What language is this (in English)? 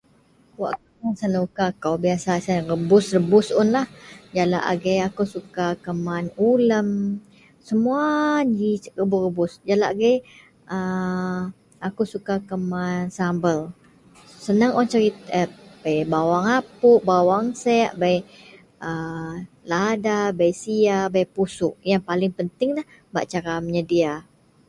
Central Melanau